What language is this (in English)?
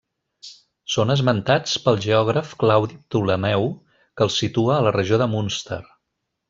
Catalan